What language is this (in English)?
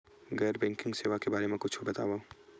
Chhattisgarhi